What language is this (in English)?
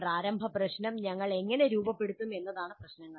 Malayalam